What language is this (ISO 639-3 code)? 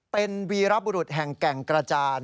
tha